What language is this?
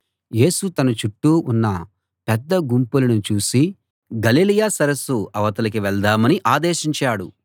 Telugu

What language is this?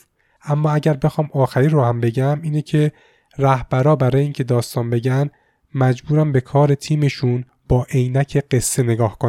Persian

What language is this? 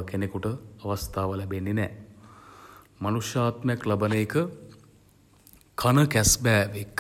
Sinhala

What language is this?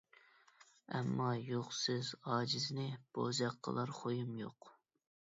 Uyghur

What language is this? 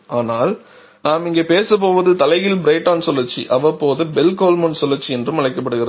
Tamil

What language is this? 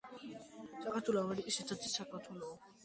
Georgian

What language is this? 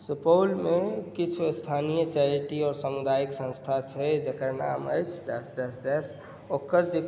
Maithili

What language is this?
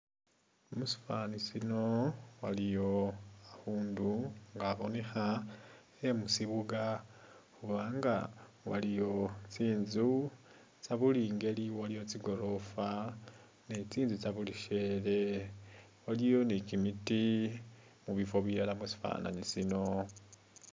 Masaaba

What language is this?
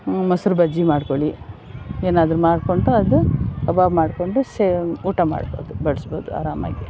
Kannada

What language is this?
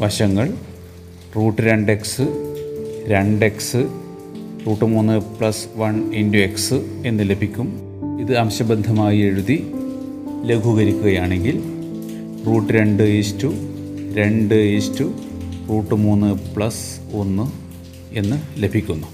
Malayalam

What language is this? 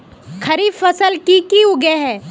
Magahi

